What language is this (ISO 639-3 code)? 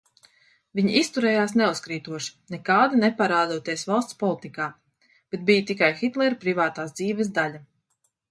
lav